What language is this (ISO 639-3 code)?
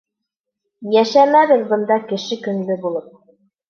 bak